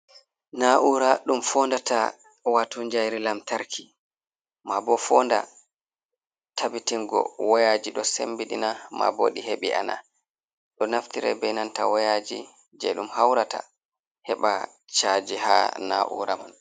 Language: Fula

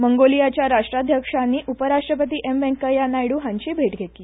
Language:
Konkani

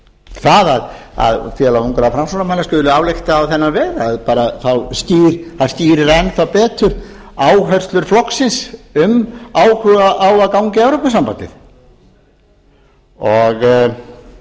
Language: Icelandic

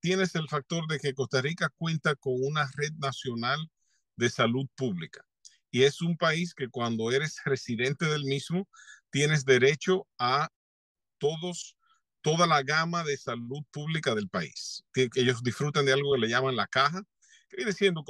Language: Spanish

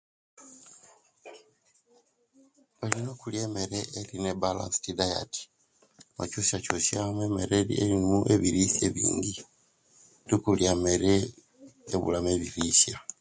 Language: Kenyi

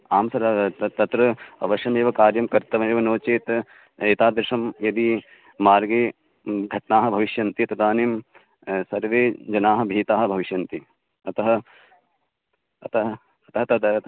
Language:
Sanskrit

